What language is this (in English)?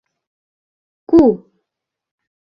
Mari